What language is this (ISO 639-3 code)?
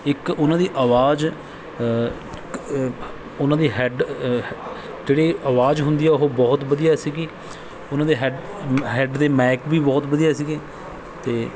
pan